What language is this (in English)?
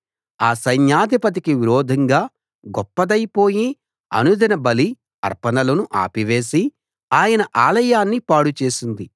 Telugu